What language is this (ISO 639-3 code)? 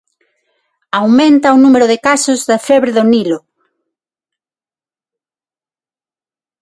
glg